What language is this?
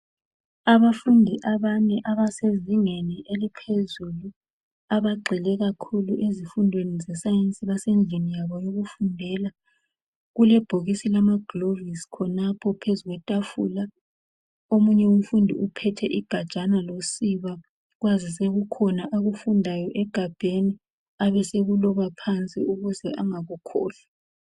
North Ndebele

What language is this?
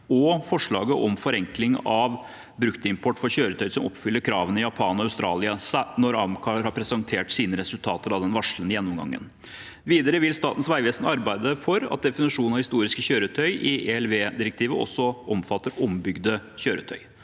Norwegian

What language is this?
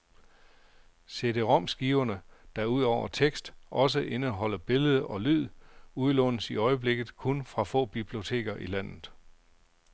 Danish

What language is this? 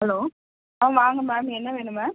Tamil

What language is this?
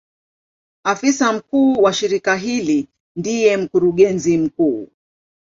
Swahili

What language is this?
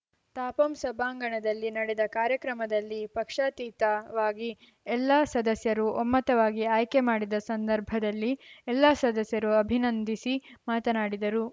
Kannada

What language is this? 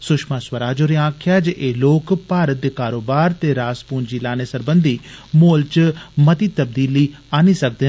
Dogri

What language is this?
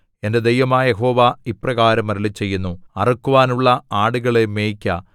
Malayalam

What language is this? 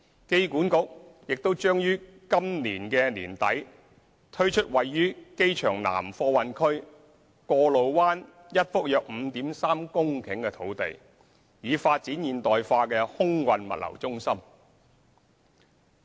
Cantonese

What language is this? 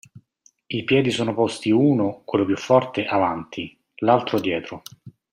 Italian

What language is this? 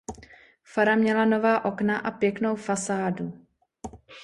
Czech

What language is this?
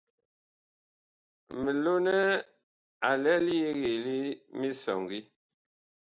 Bakoko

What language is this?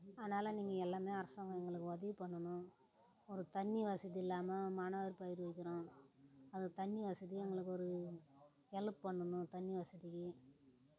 Tamil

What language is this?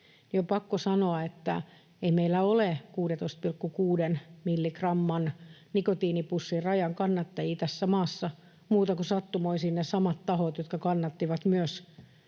Finnish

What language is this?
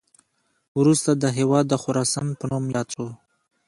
Pashto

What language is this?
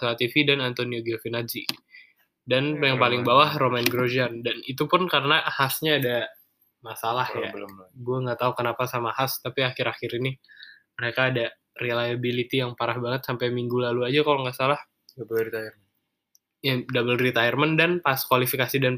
Indonesian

